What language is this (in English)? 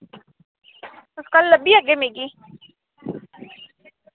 Dogri